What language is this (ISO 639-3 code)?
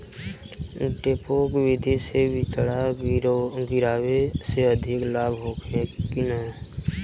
bho